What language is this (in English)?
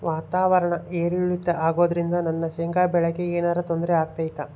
Kannada